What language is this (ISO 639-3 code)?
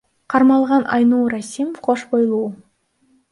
kir